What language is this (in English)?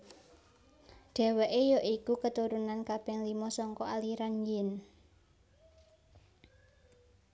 Javanese